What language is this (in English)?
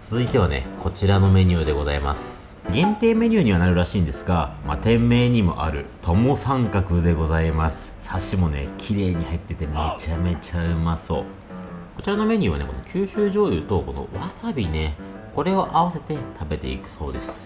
Japanese